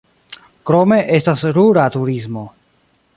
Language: Esperanto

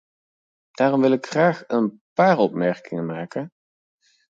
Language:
Dutch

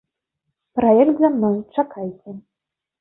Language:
Belarusian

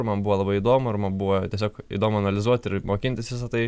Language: Lithuanian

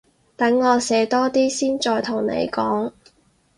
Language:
Cantonese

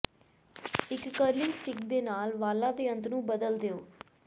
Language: Punjabi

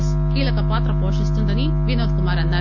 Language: Telugu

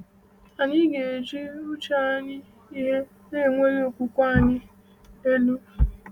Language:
Igbo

